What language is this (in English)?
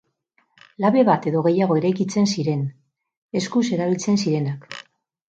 Basque